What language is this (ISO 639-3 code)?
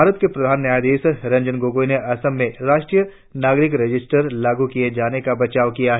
hin